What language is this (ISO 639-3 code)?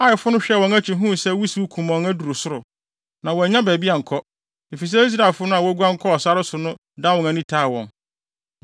aka